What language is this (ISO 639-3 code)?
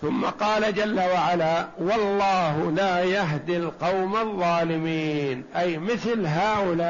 ara